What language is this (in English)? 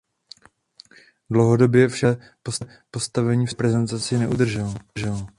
Czech